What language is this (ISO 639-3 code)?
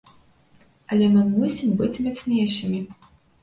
bel